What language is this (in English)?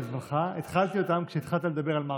Hebrew